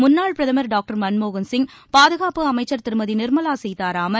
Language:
Tamil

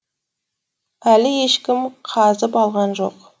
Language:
Kazakh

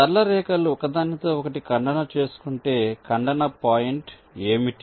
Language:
Telugu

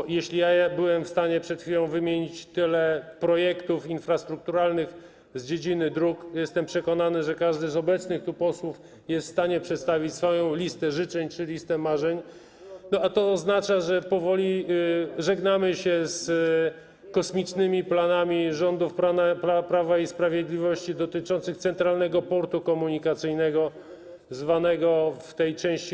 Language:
Polish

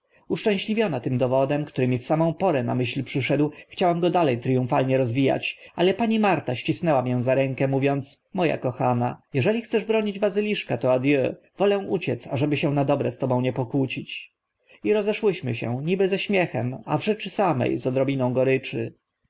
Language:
Polish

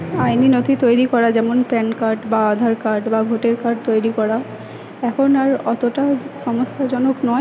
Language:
Bangla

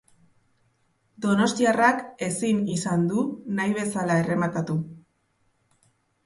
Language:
Basque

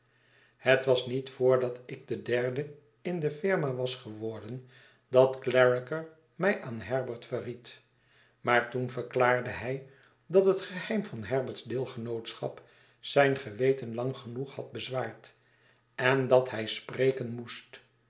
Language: Dutch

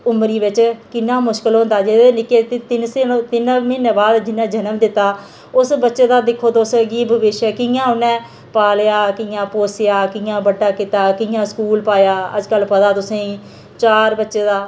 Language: Dogri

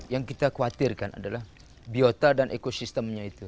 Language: Indonesian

